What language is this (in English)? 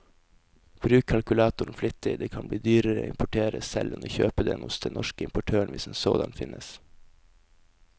Norwegian